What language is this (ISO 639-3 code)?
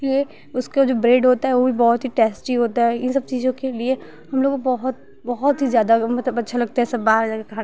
hin